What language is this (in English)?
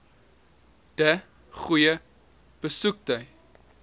Afrikaans